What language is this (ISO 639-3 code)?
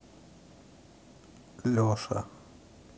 rus